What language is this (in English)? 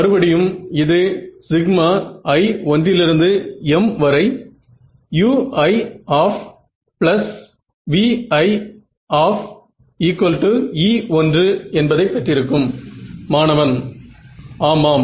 Tamil